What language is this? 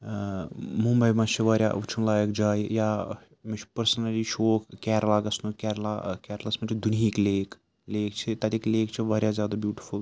Kashmiri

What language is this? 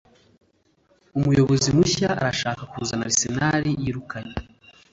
Kinyarwanda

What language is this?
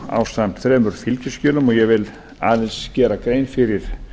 Icelandic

